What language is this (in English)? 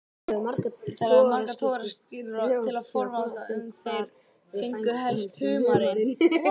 Icelandic